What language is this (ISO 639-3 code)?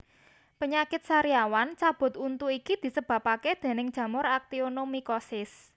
jav